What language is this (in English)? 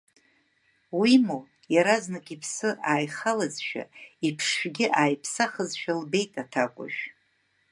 Abkhazian